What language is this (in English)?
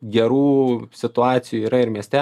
Lithuanian